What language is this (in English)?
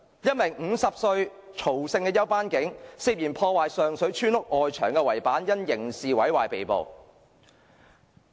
Cantonese